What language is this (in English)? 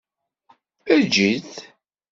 Kabyle